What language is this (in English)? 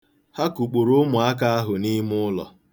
Igbo